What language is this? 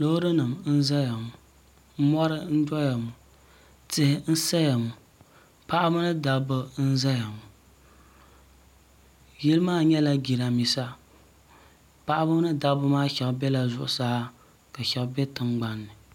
Dagbani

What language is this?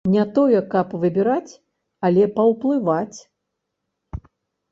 Belarusian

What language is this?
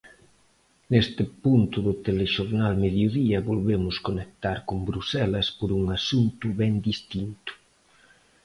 Galician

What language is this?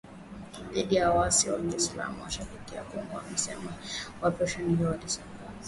Swahili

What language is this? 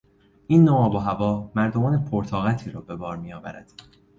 Persian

